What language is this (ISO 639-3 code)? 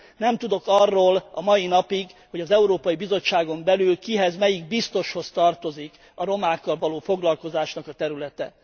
hun